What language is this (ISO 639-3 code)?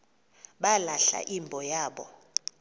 xho